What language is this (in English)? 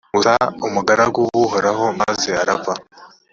Kinyarwanda